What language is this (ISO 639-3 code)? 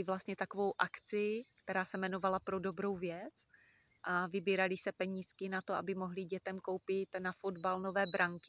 ces